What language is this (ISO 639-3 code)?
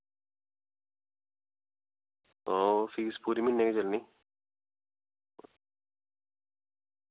doi